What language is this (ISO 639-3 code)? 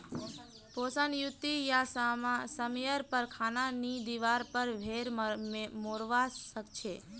mag